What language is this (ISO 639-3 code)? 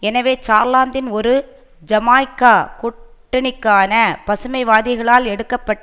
tam